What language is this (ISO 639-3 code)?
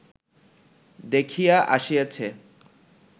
ben